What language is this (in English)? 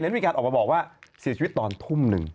Thai